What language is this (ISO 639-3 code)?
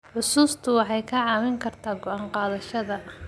som